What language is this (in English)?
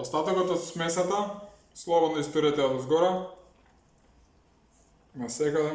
Macedonian